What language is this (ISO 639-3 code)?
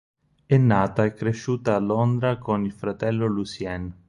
ita